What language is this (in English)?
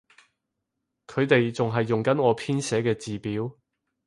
Cantonese